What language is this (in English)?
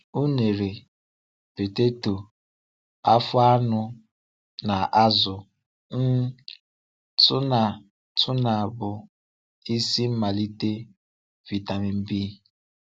Igbo